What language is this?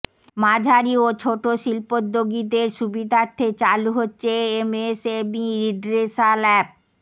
Bangla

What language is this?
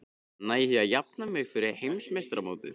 Icelandic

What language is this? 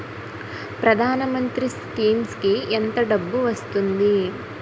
Telugu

